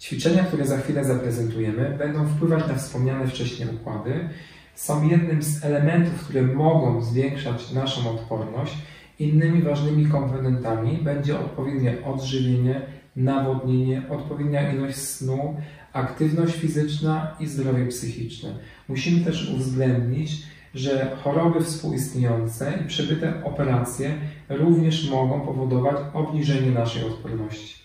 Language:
Polish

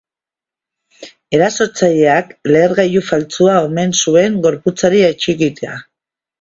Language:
Basque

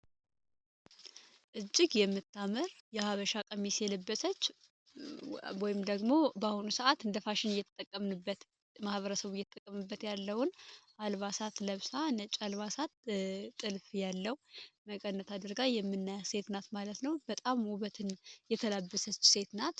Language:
Amharic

